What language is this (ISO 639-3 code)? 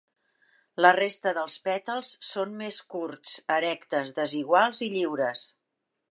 cat